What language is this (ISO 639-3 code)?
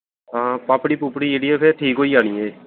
doi